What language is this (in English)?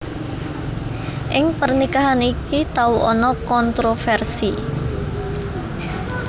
Javanese